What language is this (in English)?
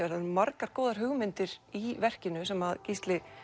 Icelandic